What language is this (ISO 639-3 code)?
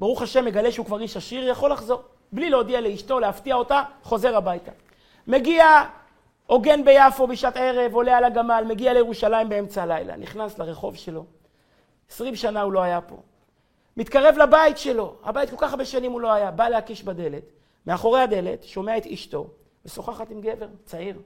heb